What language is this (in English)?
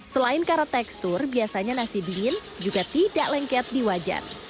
Indonesian